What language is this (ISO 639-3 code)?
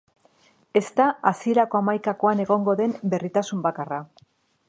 eus